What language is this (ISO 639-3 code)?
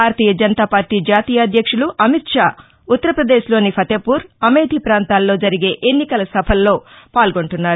tel